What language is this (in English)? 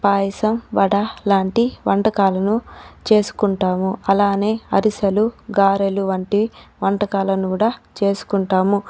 Telugu